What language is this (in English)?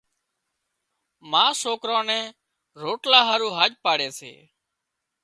Wadiyara Koli